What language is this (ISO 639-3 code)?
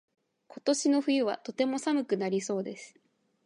jpn